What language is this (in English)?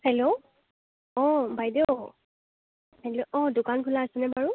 Assamese